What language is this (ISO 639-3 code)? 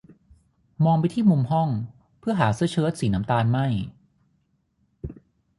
tha